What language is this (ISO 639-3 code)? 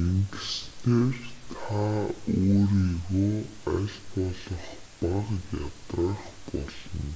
mon